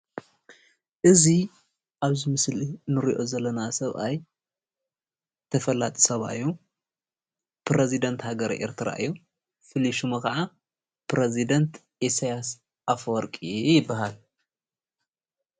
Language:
Tigrinya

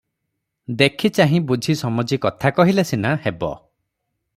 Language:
Odia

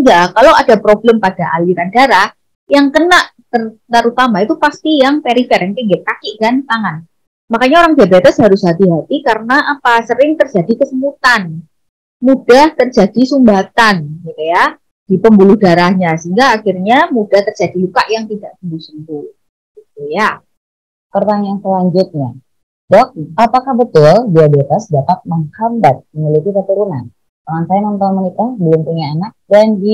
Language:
Indonesian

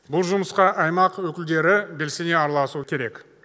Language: Kazakh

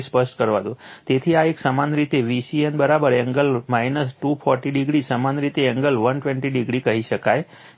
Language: Gujarati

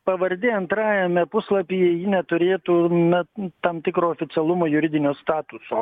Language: Lithuanian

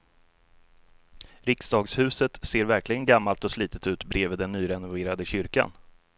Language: Swedish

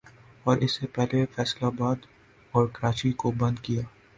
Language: Urdu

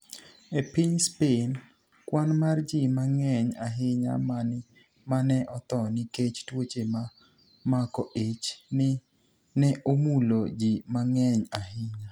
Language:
Luo (Kenya and Tanzania)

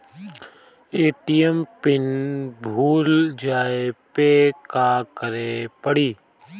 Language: Bhojpuri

